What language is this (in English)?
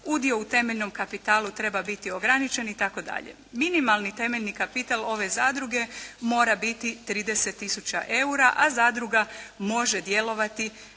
Croatian